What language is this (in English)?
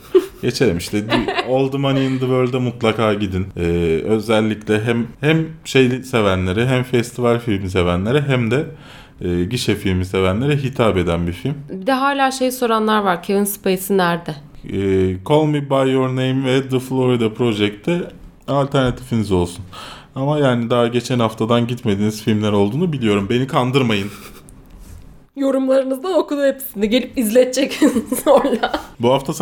Turkish